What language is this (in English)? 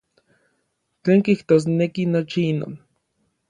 Orizaba Nahuatl